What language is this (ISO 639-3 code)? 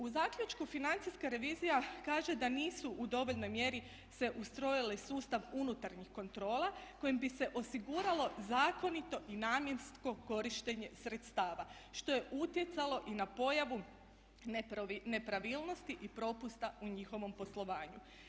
hrv